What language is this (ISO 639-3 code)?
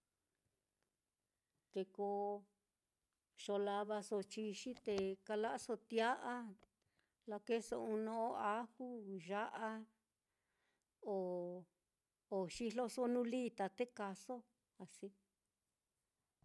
vmm